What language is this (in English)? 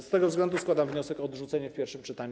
Polish